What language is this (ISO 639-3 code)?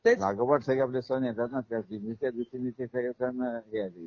mar